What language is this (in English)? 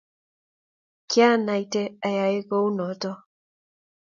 Kalenjin